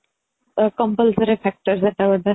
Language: Odia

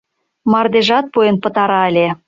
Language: Mari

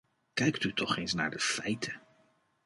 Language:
Dutch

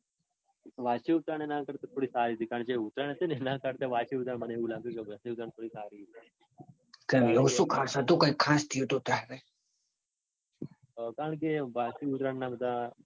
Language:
Gujarati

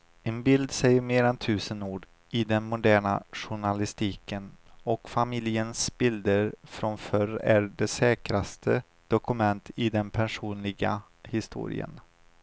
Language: Swedish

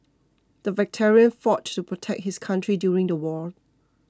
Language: English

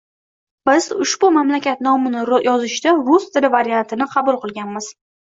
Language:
Uzbek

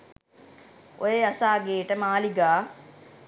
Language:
Sinhala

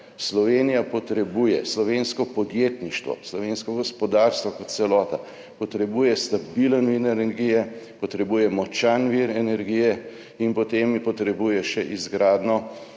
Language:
Slovenian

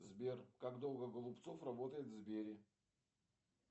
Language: Russian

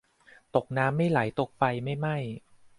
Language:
Thai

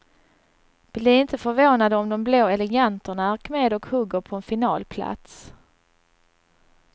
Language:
Swedish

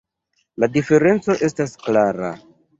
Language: Esperanto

